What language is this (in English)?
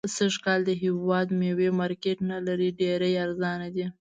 Pashto